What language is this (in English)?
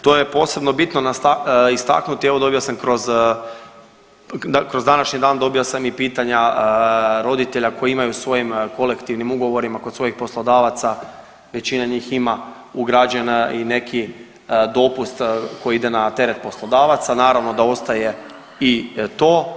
Croatian